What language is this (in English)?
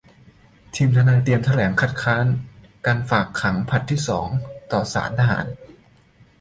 Thai